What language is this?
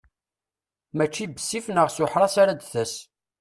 Kabyle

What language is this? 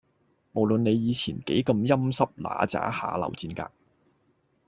Cantonese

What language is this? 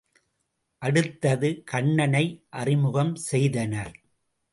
Tamil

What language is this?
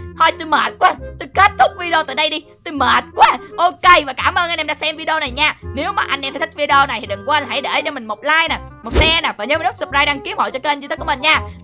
Vietnamese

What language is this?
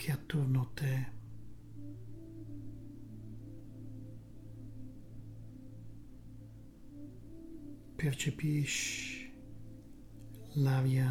Italian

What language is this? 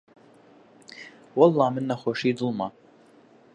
Central Kurdish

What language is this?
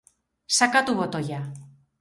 Basque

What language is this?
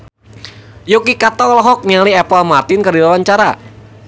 Sundanese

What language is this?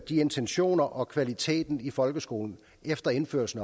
Danish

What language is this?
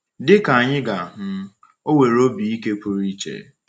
Igbo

